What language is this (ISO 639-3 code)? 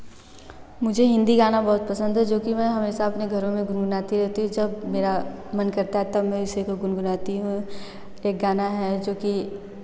hin